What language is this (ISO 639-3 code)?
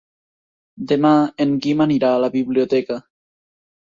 cat